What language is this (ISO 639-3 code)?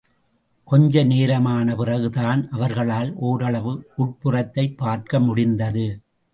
tam